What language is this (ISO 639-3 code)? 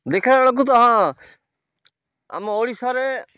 ori